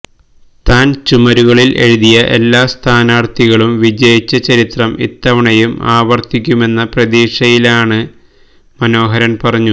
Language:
Malayalam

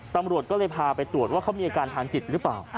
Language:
Thai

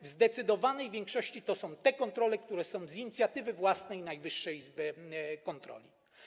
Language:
Polish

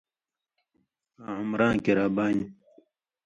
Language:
Indus Kohistani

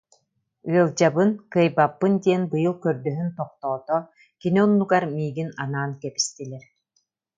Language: Yakut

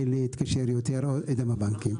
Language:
Hebrew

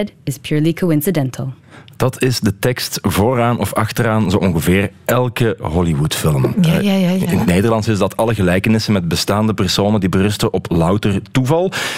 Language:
Dutch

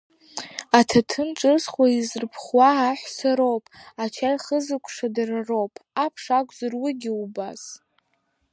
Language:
Abkhazian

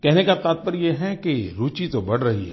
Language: Hindi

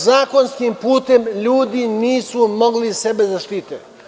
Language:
Serbian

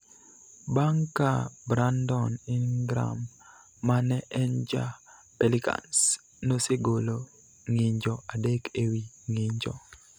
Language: Luo (Kenya and Tanzania)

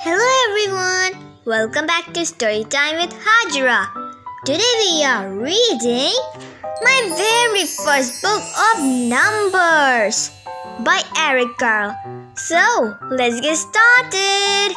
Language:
English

